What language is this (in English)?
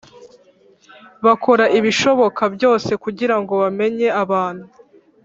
Kinyarwanda